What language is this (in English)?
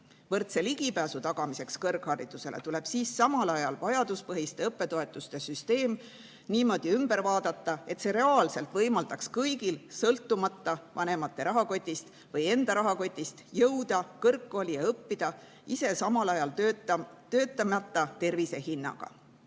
Estonian